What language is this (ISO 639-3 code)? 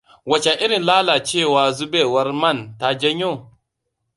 hau